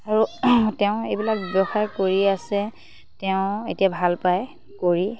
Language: Assamese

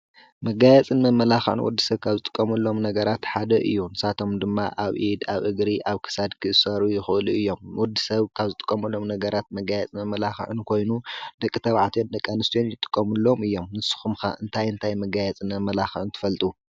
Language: Tigrinya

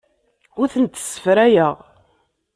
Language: Kabyle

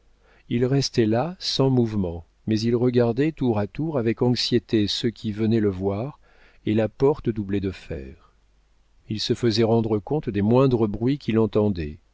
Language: French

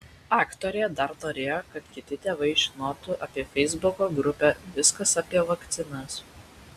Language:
Lithuanian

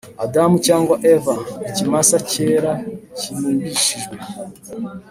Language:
Kinyarwanda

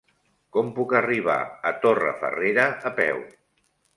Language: Catalan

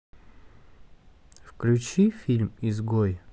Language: Russian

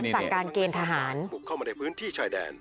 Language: Thai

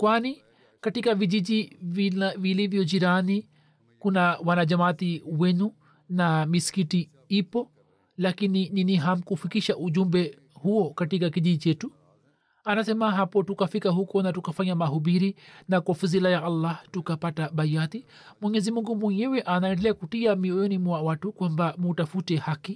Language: Swahili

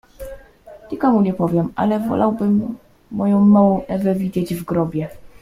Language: Polish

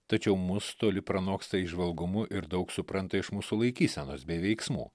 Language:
Lithuanian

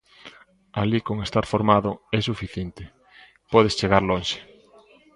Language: Galician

